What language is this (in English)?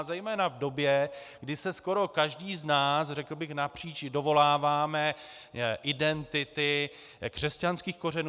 Czech